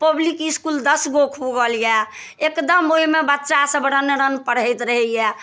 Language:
Maithili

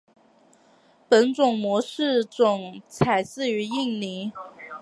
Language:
Chinese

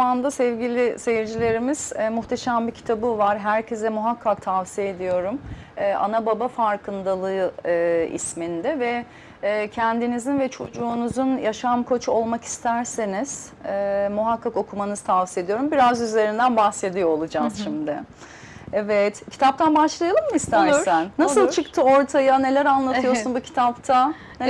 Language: Turkish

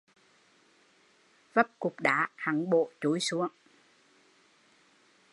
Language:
Vietnamese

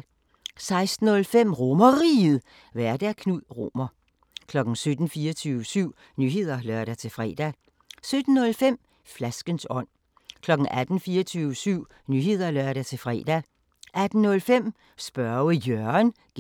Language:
Danish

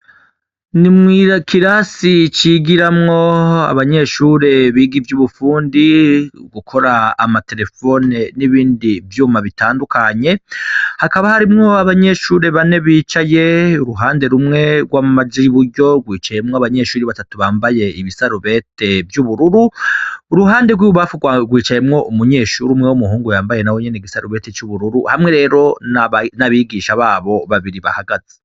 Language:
Rundi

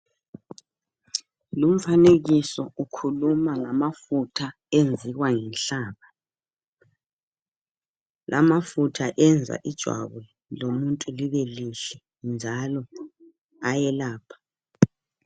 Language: North Ndebele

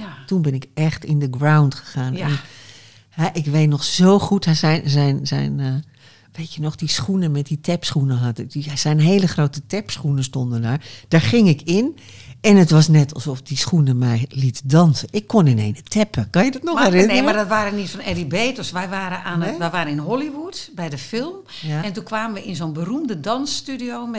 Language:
Dutch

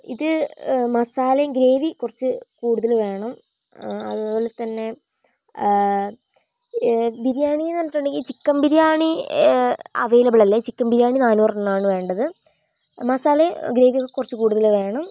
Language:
Malayalam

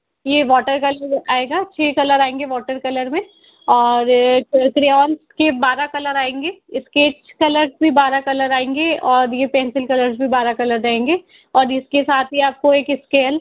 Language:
Hindi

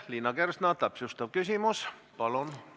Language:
Estonian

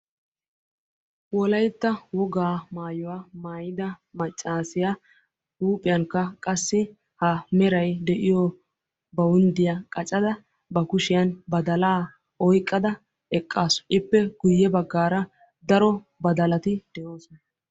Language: Wolaytta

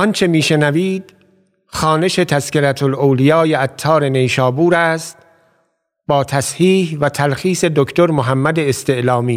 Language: Persian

